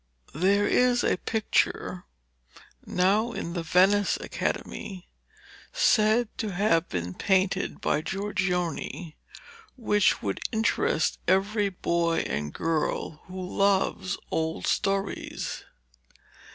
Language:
English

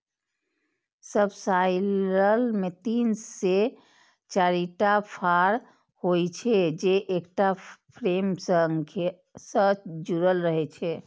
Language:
Maithili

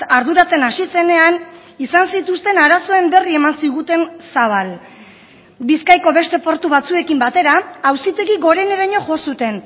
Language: Basque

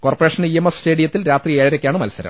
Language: Malayalam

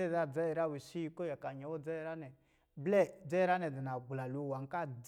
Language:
Lijili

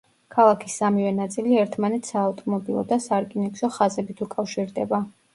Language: Georgian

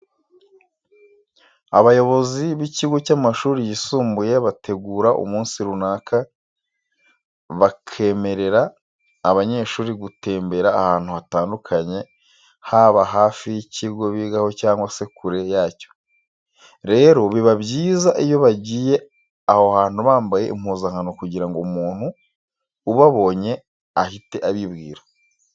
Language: Kinyarwanda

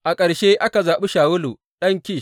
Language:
Hausa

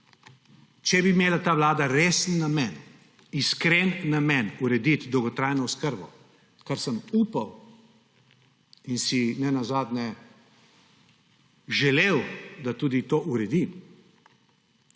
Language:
Slovenian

